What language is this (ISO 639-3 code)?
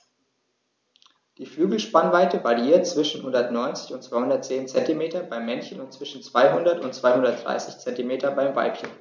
deu